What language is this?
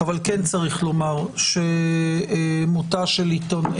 Hebrew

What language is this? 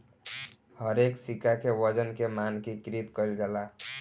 Bhojpuri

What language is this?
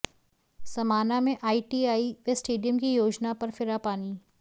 Hindi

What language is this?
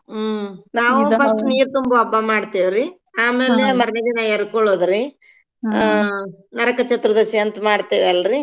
Kannada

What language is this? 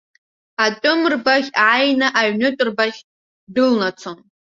Abkhazian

